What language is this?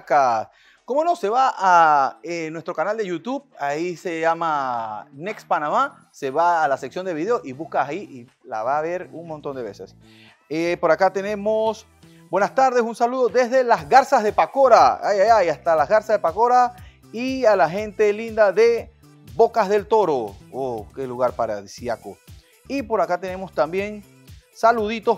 Spanish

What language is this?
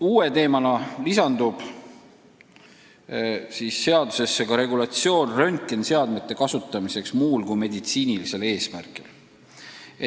Estonian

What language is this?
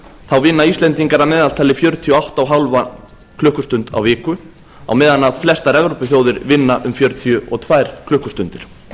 Icelandic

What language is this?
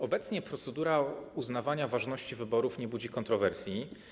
Polish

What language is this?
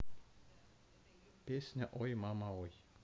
Russian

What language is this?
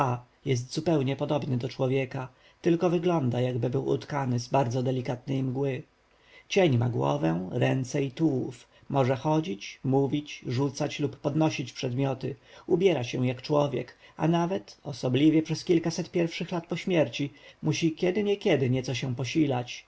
Polish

